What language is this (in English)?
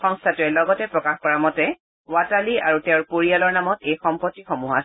Assamese